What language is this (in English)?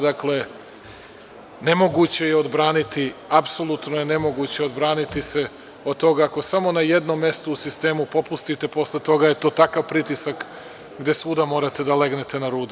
Serbian